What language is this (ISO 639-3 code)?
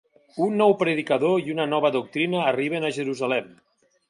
cat